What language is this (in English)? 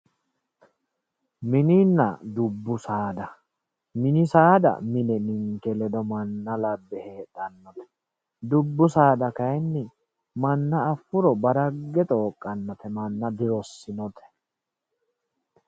Sidamo